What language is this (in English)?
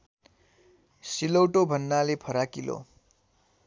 Nepali